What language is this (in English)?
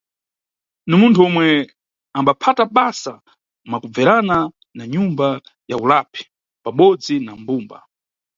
Nyungwe